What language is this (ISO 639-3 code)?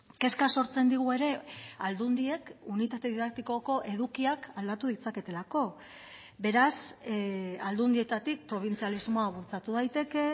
eus